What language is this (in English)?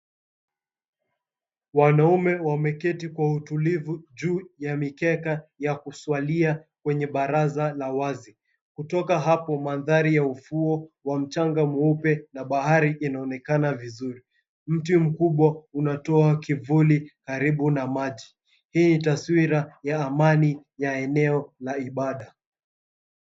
Swahili